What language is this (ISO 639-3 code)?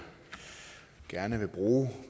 dan